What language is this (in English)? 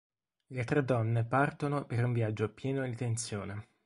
Italian